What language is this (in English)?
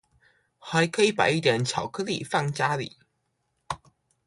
Chinese